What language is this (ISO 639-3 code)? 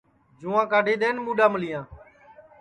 ssi